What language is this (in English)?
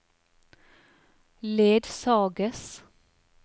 Norwegian